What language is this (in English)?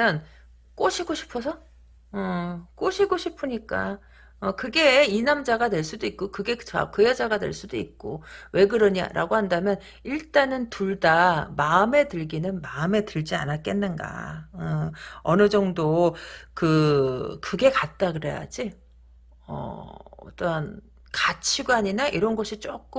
Korean